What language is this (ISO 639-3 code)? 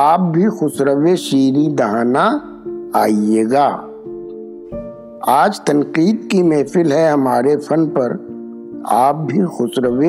urd